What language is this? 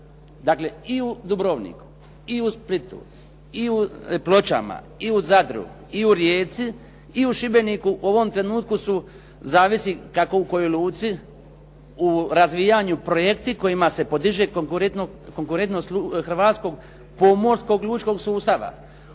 Croatian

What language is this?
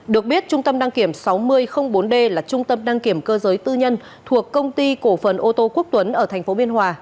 Vietnamese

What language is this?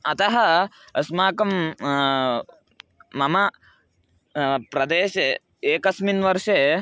Sanskrit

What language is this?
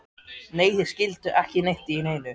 Icelandic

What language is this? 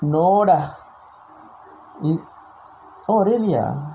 English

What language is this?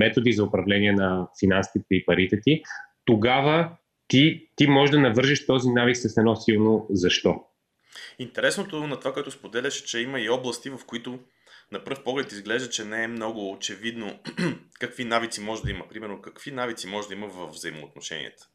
Bulgarian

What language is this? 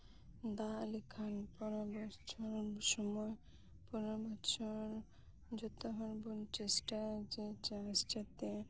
Santali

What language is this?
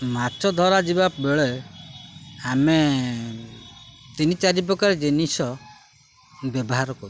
Odia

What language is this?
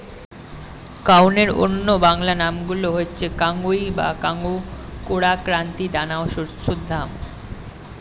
Bangla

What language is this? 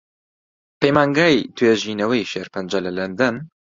Central Kurdish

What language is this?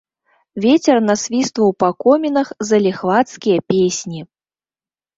Belarusian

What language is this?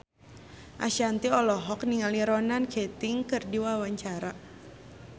Sundanese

